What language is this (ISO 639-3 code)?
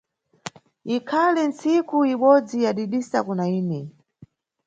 nyu